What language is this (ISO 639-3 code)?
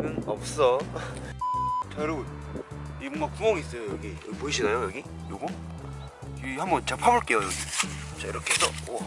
kor